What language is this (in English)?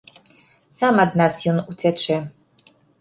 Belarusian